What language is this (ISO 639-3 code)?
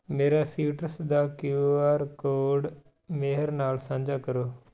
pan